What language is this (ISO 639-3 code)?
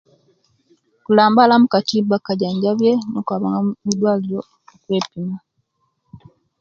lke